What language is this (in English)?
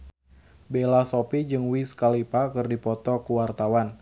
Sundanese